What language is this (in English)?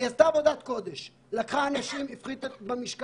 Hebrew